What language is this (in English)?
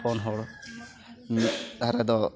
Santali